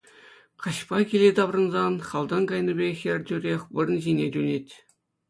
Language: Chuvash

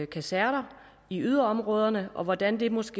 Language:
Danish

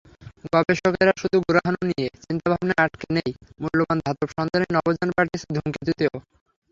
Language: Bangla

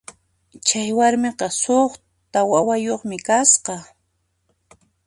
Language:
Puno Quechua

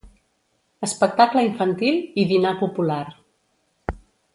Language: Catalan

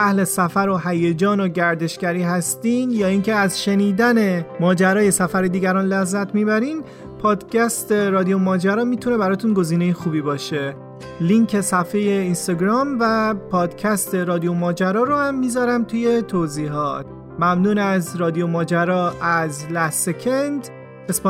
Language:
Persian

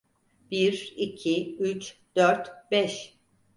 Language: Turkish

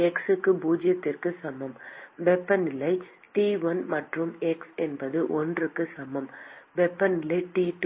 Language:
Tamil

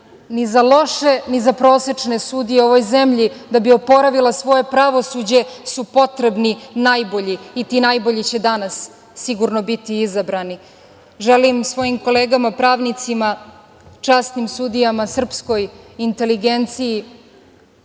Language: Serbian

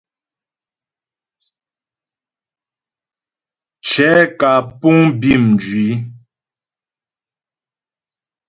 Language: Ghomala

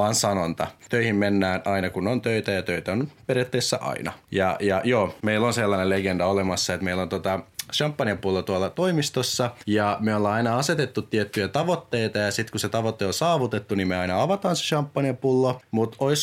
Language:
Finnish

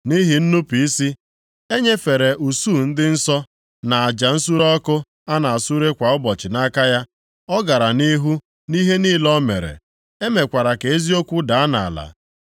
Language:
Igbo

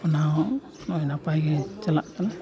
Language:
Santali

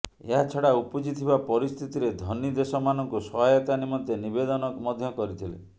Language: Odia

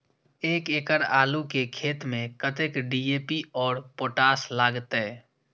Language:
Maithili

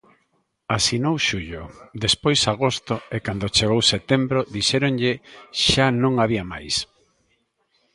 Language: Galician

